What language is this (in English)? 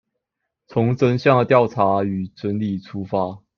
Chinese